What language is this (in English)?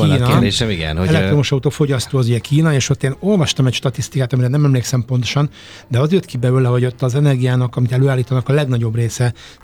Hungarian